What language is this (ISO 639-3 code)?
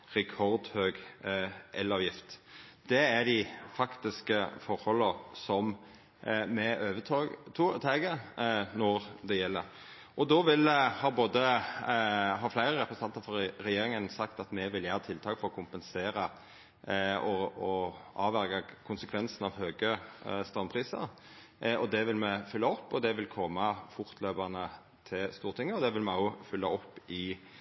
nno